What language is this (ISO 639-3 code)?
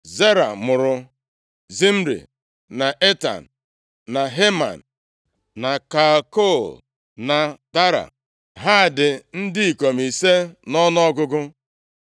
ibo